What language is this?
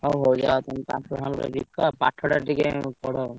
Odia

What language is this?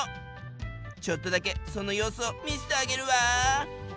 Japanese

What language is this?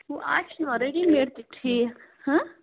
Kashmiri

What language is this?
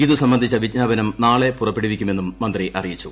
Malayalam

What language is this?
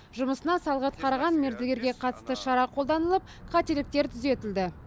Kazakh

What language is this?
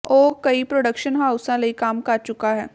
Punjabi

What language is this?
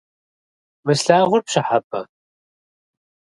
Kabardian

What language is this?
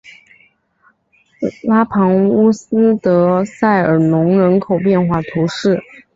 Chinese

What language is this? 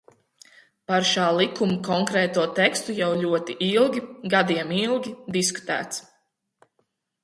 Latvian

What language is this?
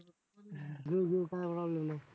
Marathi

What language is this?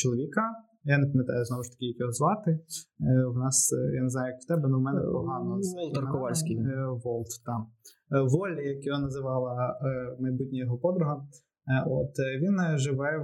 Ukrainian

